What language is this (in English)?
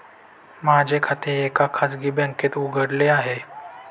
Marathi